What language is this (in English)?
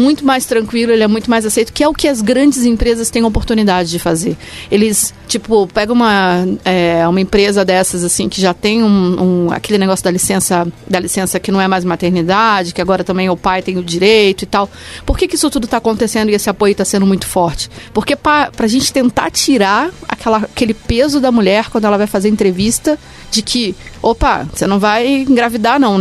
Portuguese